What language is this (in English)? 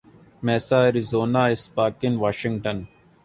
Urdu